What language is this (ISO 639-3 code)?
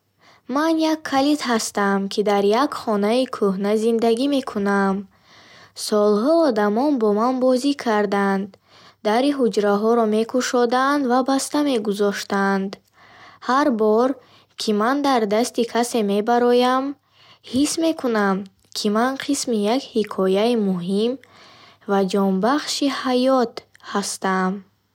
bhh